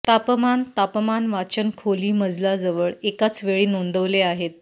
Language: Marathi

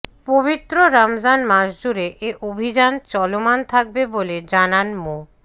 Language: Bangla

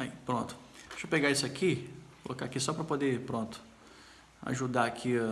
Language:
Portuguese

